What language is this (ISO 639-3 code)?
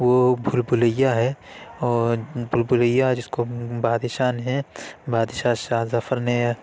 urd